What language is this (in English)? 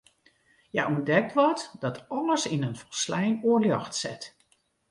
Western Frisian